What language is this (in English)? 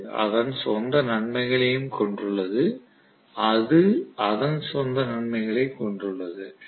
Tamil